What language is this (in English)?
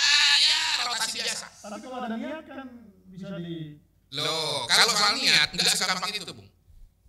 Indonesian